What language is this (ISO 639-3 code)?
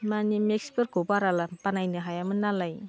brx